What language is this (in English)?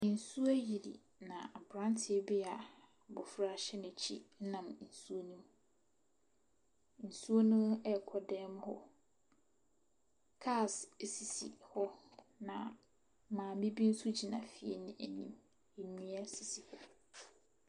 Akan